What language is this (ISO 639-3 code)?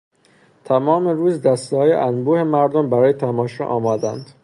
fas